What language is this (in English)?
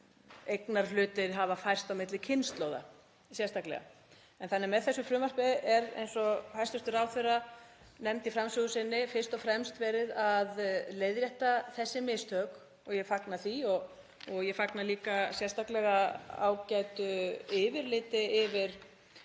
Icelandic